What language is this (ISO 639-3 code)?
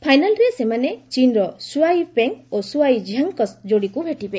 ori